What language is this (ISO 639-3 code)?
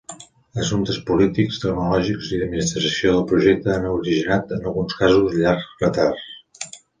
cat